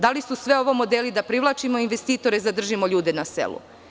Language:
Serbian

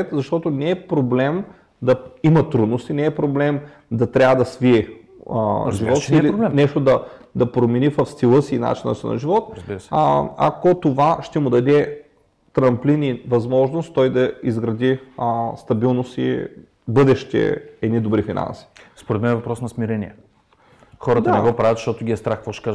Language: Bulgarian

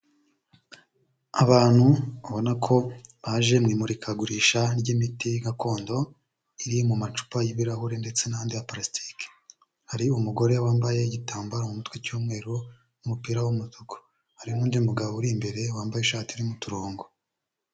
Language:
Kinyarwanda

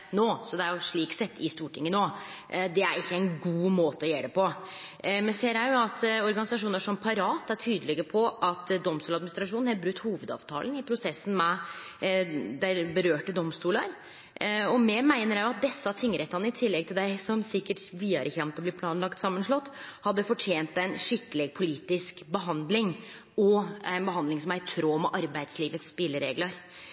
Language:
Norwegian Nynorsk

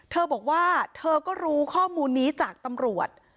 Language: Thai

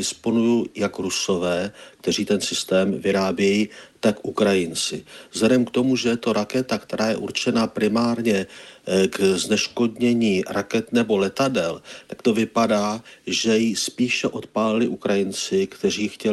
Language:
Czech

